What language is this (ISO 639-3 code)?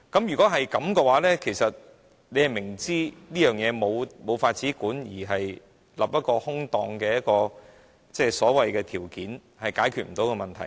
yue